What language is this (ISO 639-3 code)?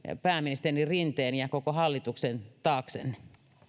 fin